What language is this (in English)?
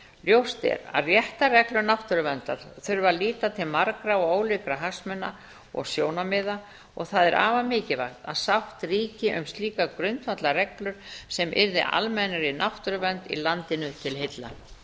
Icelandic